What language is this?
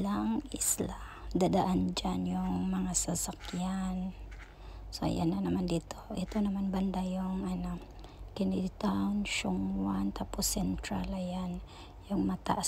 Filipino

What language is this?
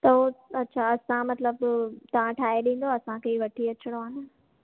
Sindhi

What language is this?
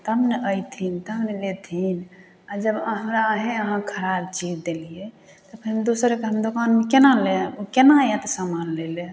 Maithili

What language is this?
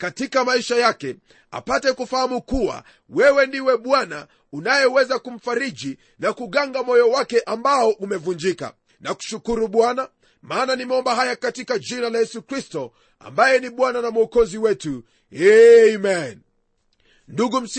Swahili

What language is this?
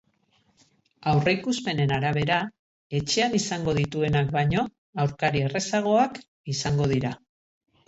Basque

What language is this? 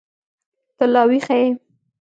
Pashto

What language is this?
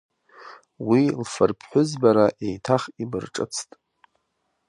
Abkhazian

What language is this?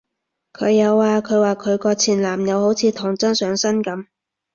Cantonese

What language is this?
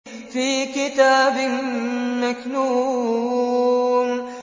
Arabic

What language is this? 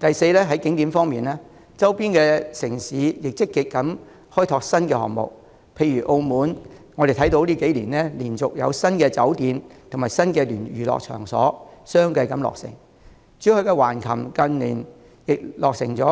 Cantonese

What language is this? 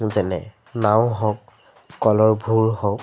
Assamese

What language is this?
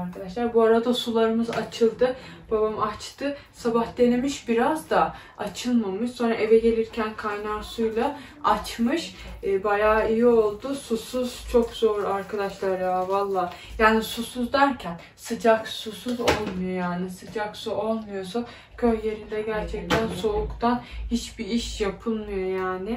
Turkish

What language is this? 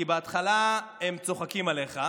Hebrew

